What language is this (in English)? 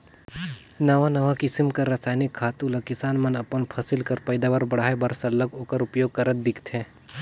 Chhattisgarhi